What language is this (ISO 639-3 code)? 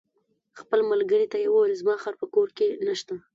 pus